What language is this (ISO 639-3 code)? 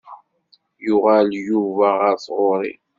kab